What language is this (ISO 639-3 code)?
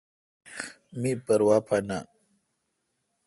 xka